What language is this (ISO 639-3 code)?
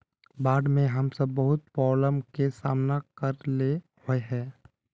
mag